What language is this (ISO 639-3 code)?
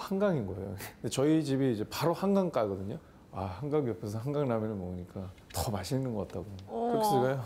kor